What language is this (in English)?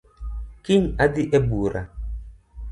Luo (Kenya and Tanzania)